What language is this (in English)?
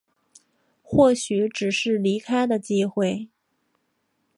Chinese